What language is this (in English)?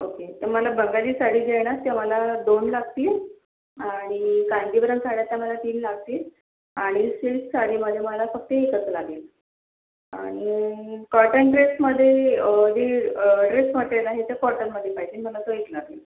Marathi